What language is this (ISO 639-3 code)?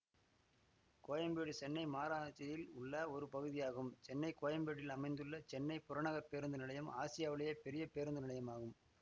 tam